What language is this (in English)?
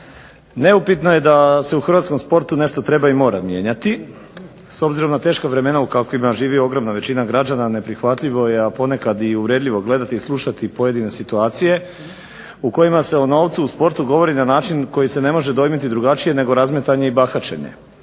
Croatian